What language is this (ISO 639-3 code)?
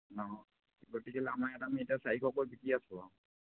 asm